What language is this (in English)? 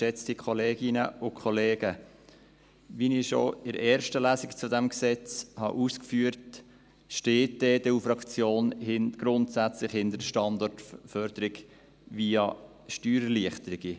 Swiss German